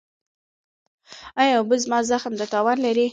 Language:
Pashto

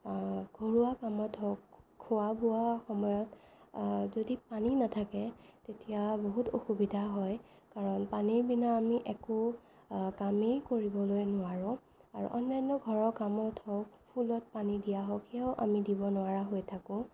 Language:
Assamese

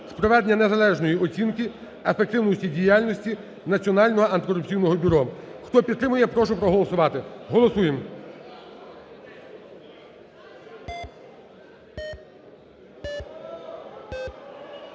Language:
Ukrainian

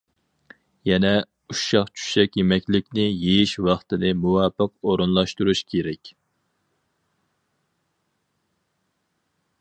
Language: Uyghur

